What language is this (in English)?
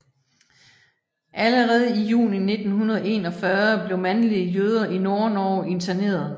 Danish